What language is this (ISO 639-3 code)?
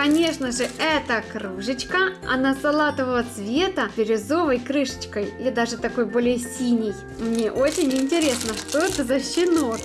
rus